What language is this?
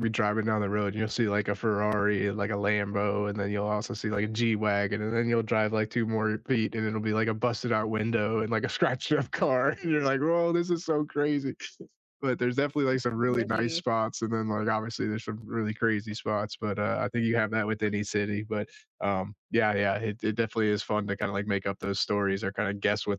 English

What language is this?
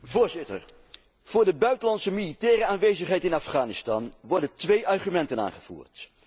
Dutch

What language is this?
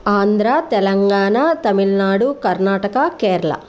Sanskrit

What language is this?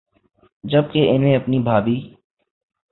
Urdu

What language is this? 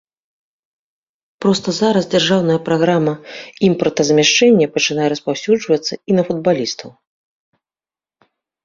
Belarusian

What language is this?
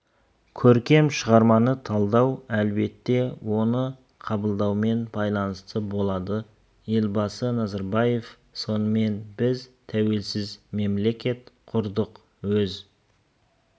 Kazakh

